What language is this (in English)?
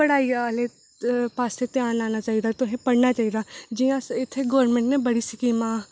Dogri